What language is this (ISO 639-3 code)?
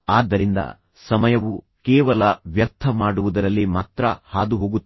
kan